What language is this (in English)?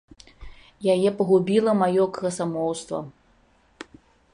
Belarusian